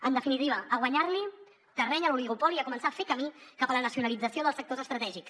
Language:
Catalan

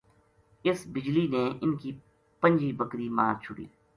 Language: Gujari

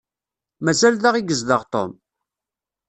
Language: Kabyle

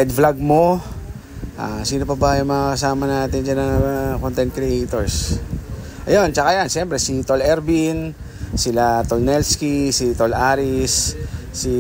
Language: Filipino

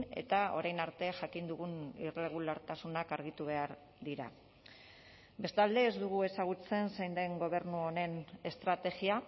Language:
Basque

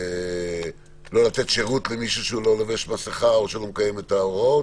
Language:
Hebrew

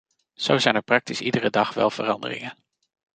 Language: Dutch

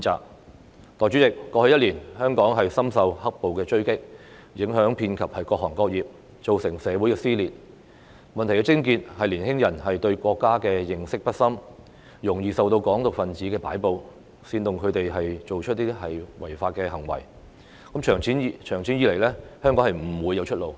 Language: Cantonese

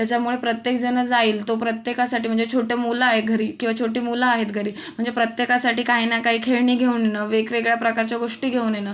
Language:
Marathi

